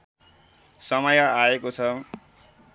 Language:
Nepali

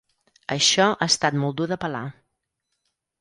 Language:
Catalan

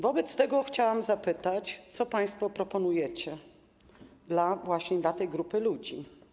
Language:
Polish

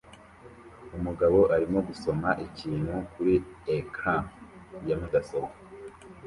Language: Kinyarwanda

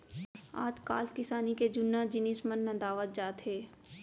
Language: Chhattisgarhi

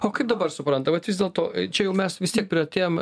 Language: Lithuanian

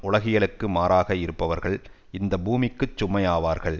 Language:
Tamil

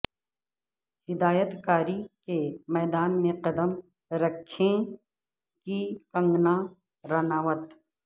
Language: Urdu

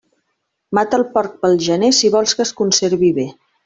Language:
Catalan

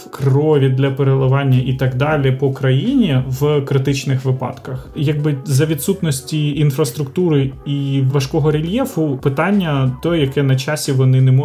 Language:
Ukrainian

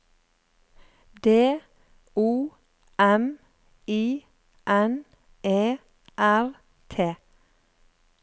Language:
Norwegian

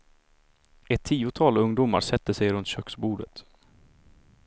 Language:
Swedish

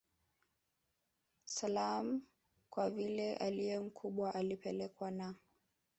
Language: Swahili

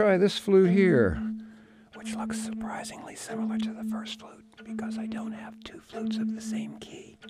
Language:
English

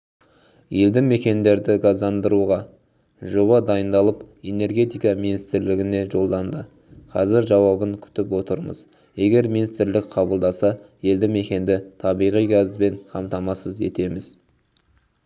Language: Kazakh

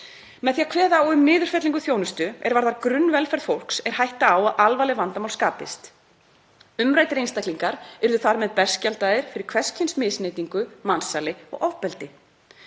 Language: Icelandic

